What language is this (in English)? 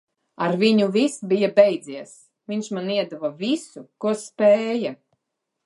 Latvian